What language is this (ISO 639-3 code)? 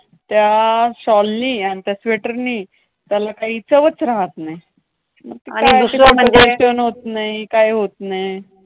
mar